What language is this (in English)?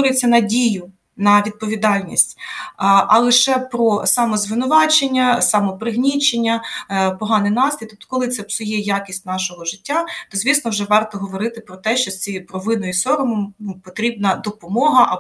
Ukrainian